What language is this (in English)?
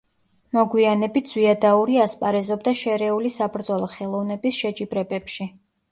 Georgian